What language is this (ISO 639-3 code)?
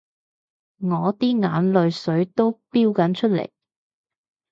yue